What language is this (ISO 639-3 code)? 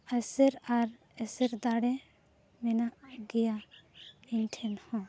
sat